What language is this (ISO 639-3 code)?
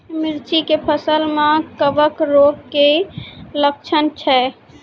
mai